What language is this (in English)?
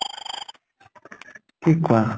Assamese